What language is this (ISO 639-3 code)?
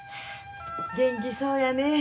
jpn